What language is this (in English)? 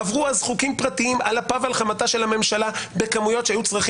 Hebrew